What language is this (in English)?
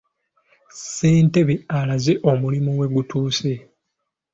Ganda